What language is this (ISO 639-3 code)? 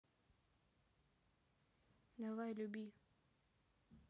rus